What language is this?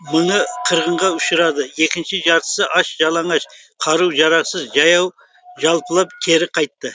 Kazakh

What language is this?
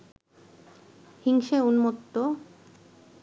Bangla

